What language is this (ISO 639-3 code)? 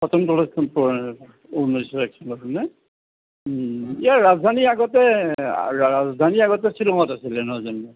asm